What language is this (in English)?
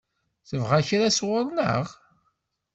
Kabyle